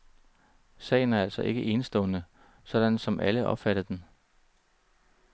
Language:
Danish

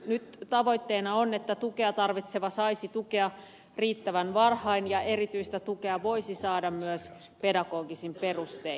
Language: Finnish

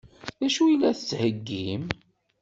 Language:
Kabyle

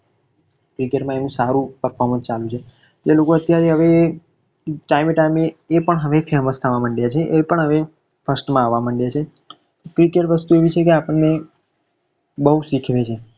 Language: Gujarati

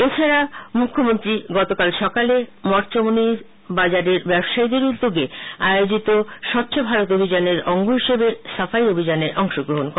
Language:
Bangla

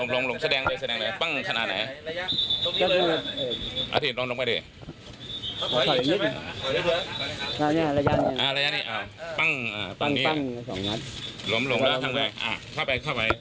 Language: Thai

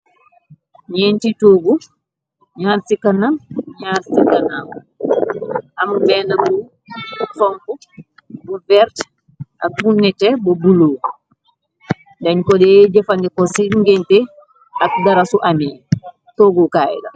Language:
Wolof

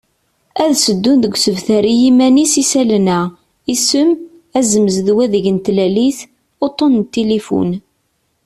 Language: Kabyle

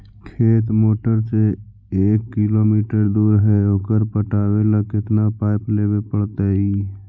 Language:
Magahi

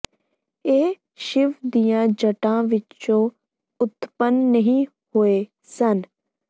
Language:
Punjabi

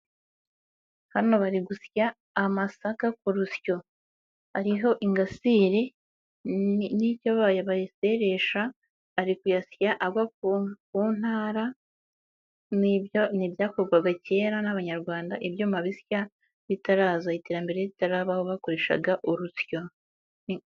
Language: Kinyarwanda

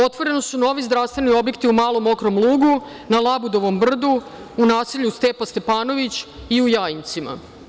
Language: Serbian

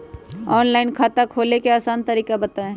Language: Magahi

